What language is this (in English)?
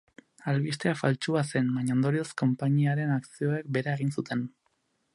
Basque